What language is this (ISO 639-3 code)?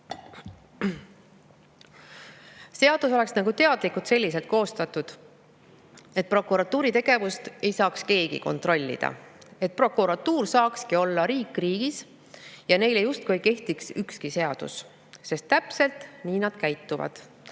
est